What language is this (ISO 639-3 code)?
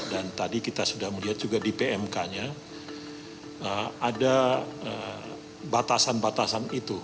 ind